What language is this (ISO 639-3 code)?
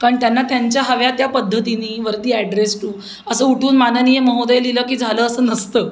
mar